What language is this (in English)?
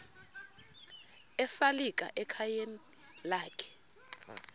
Xhosa